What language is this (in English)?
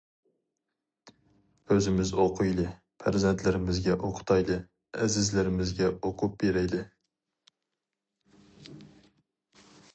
Uyghur